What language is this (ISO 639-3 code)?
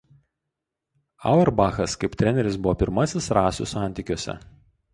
lit